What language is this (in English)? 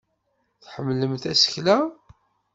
Kabyle